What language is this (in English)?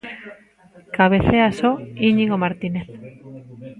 Galician